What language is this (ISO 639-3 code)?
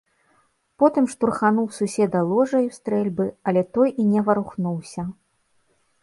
bel